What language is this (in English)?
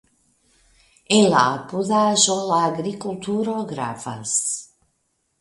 Esperanto